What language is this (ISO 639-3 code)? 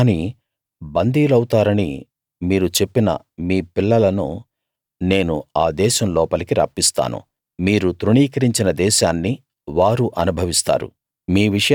tel